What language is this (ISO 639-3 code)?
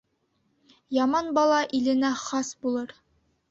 bak